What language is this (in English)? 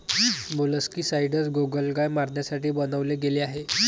Marathi